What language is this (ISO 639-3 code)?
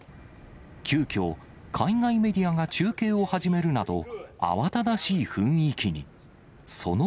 jpn